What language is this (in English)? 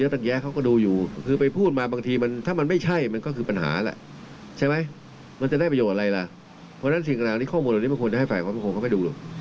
Thai